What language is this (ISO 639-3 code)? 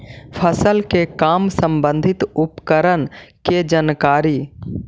mag